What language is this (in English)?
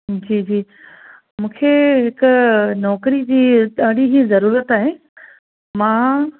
Sindhi